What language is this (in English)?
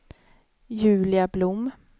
Swedish